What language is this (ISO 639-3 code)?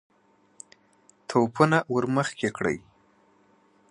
pus